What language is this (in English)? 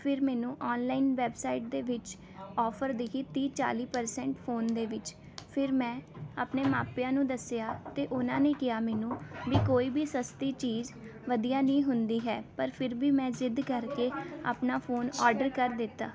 Punjabi